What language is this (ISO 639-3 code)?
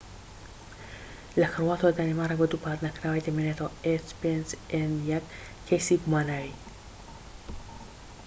ckb